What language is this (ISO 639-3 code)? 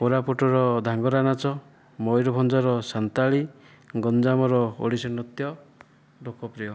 ori